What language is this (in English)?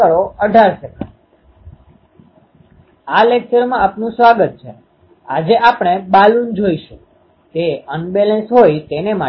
Gujarati